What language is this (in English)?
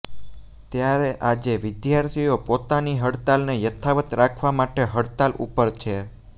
Gujarati